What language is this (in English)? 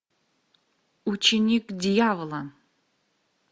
Russian